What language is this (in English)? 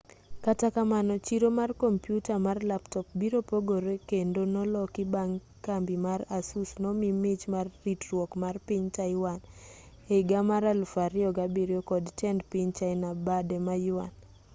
Luo (Kenya and Tanzania)